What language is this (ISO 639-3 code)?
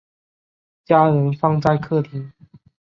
zho